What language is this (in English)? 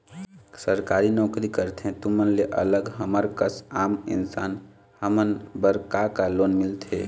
Chhattisgarhi